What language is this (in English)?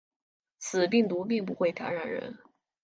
Chinese